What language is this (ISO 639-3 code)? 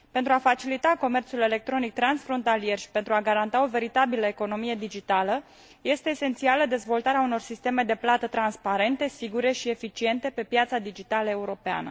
ron